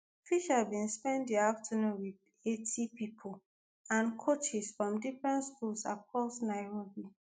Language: Nigerian Pidgin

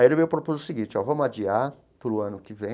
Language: Portuguese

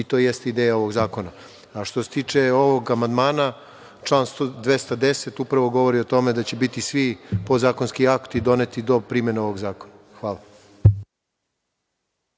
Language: Serbian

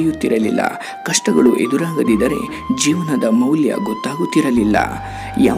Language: Dutch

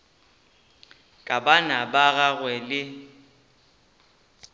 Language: Northern Sotho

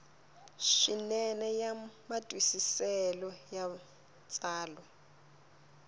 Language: Tsonga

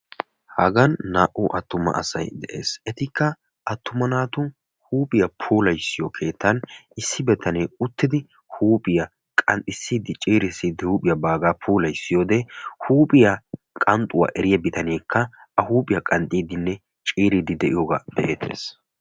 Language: Wolaytta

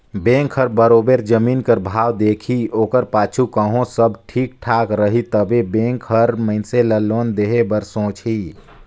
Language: Chhattisgarhi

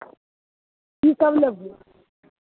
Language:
Maithili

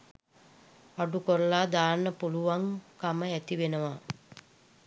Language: Sinhala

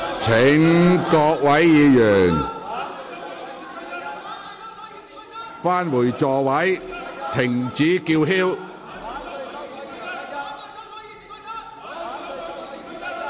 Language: Cantonese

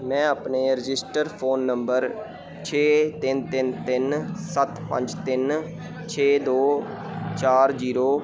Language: Punjabi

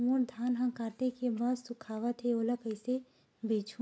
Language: Chhattisgarhi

